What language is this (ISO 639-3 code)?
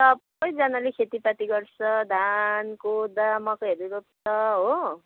nep